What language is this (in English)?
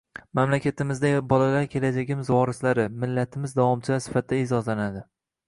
Uzbek